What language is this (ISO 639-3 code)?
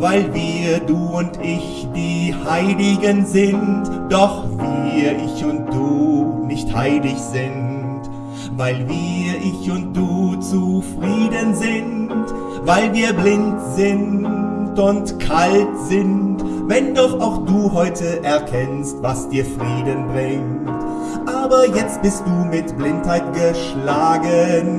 deu